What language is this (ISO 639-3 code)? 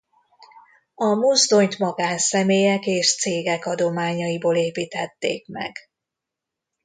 hun